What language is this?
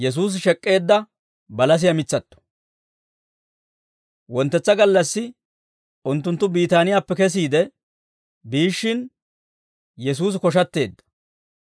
Dawro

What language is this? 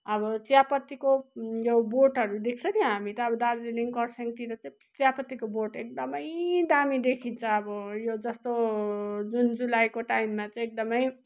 Nepali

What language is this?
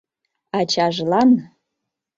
Mari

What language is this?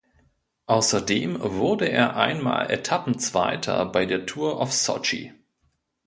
German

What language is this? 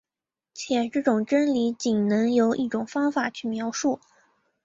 Chinese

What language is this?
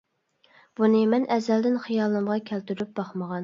Uyghur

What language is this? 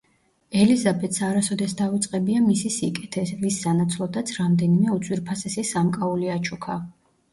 Georgian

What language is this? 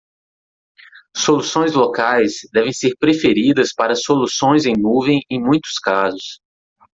Portuguese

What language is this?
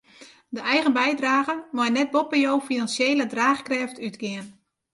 Western Frisian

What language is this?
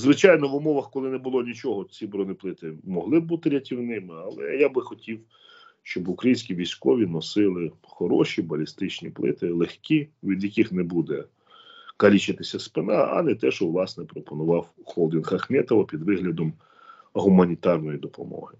Ukrainian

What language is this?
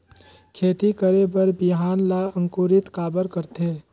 Chhattisgarhi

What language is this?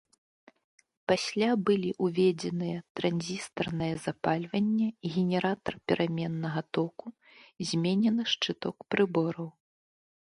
Belarusian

